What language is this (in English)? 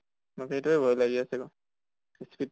Assamese